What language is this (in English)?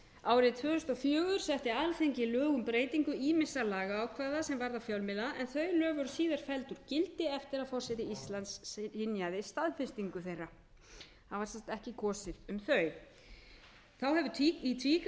Icelandic